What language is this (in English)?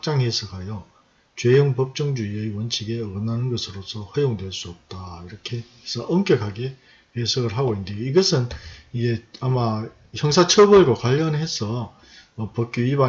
Korean